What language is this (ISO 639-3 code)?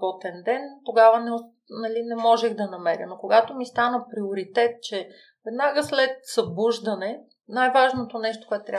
bul